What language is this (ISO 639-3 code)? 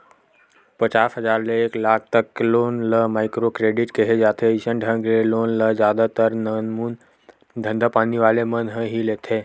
hne